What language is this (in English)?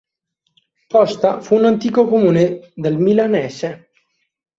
Italian